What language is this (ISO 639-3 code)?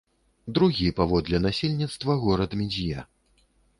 bel